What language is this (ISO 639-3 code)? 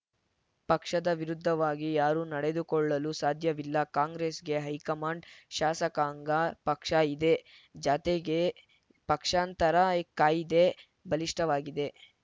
kan